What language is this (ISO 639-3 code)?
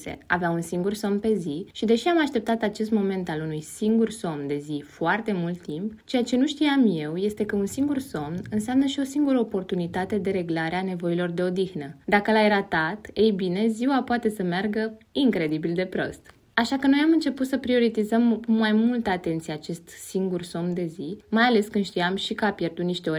ron